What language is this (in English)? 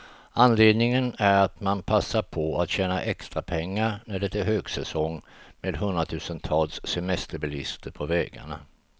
Swedish